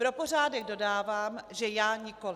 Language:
Czech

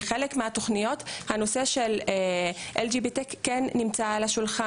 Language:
Hebrew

